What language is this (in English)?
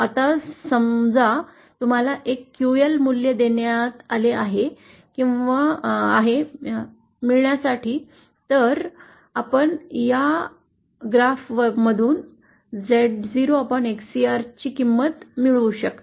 Marathi